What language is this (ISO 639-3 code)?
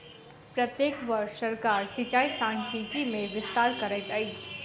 mai